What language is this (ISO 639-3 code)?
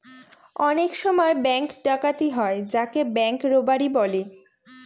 ben